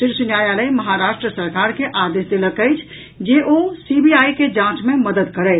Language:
Maithili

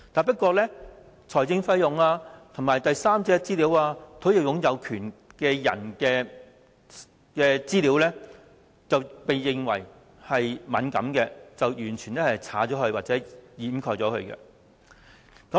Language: Cantonese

